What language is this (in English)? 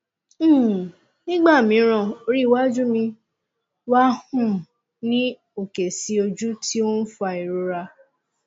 Yoruba